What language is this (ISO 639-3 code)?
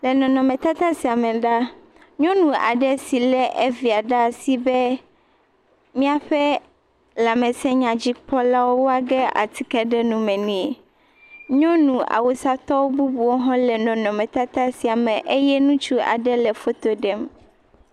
ewe